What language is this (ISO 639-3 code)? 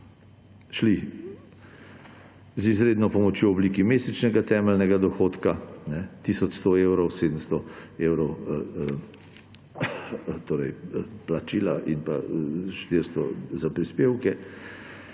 slv